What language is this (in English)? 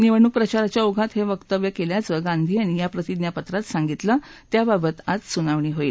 Marathi